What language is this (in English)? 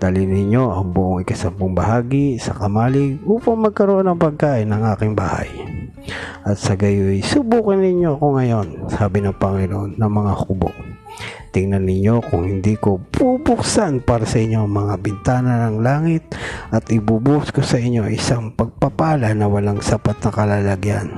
Filipino